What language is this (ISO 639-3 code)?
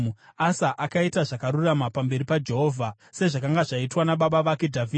sna